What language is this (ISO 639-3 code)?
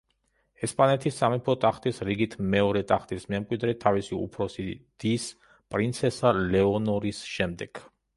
kat